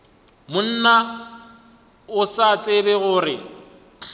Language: Northern Sotho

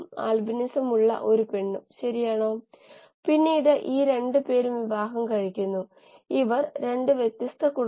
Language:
Malayalam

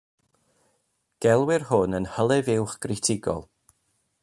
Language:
Welsh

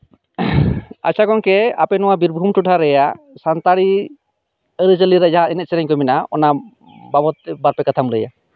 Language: Santali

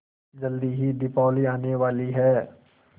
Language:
Hindi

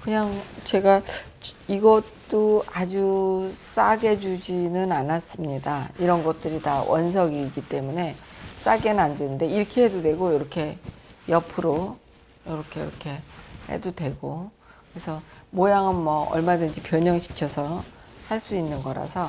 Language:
Korean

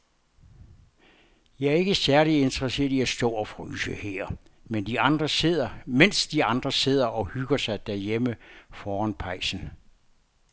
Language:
Danish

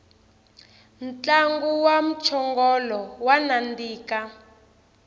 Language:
Tsonga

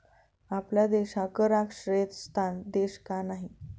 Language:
Marathi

